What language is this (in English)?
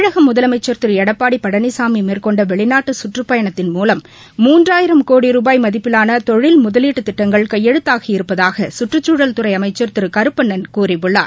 Tamil